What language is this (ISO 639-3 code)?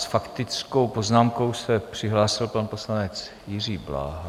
ces